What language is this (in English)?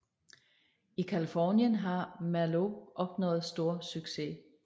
Danish